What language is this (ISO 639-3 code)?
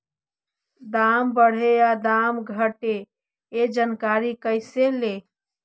mag